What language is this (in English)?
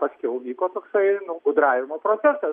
Lithuanian